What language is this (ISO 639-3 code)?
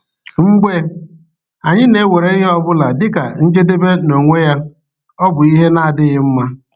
ibo